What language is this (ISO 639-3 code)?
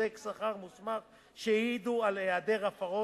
heb